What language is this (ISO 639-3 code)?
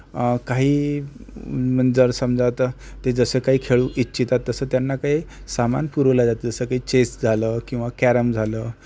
mar